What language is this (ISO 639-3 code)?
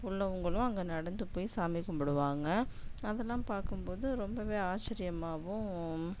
tam